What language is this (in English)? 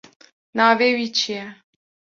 Kurdish